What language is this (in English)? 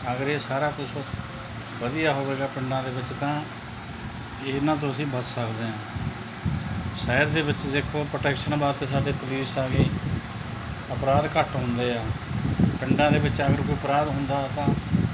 Punjabi